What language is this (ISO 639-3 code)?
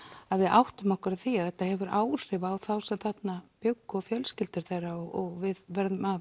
isl